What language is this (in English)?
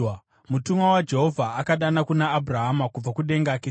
Shona